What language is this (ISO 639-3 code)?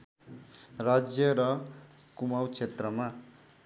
nep